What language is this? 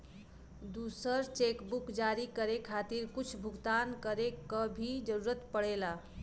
Bhojpuri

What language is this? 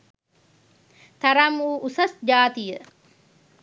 Sinhala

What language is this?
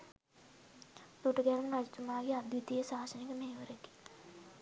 Sinhala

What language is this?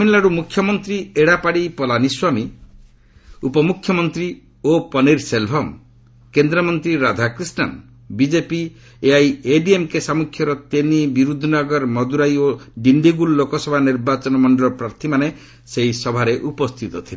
Odia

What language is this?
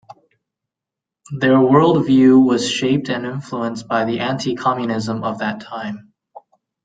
English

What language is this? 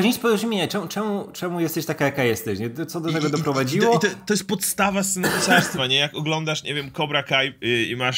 Polish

